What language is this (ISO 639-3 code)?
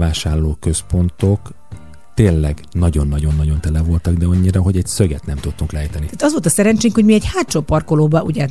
hun